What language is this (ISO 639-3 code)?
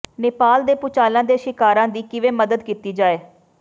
pan